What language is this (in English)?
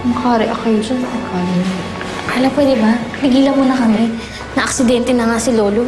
Filipino